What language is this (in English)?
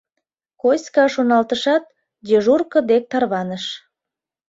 Mari